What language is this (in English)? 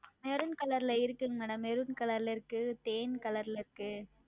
Tamil